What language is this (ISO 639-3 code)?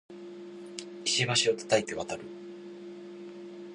jpn